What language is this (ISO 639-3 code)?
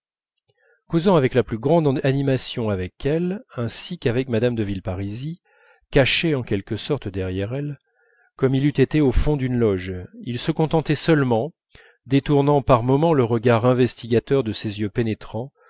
fra